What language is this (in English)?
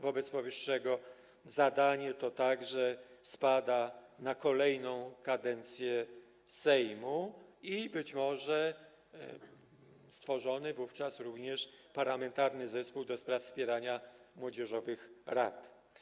Polish